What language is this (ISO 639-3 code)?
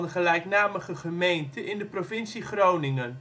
nld